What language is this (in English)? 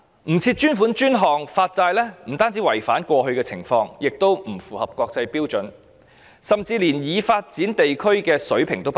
Cantonese